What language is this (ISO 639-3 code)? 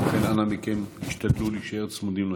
heb